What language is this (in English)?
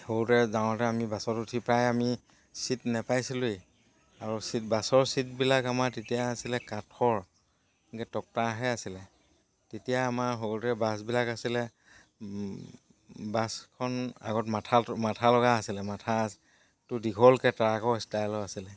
Assamese